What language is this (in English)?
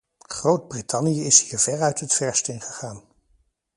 Dutch